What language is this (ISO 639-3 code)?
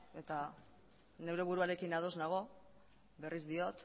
eus